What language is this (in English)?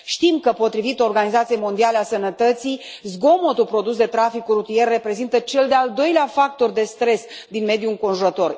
Romanian